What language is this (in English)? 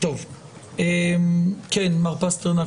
Hebrew